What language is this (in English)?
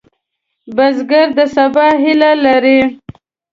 Pashto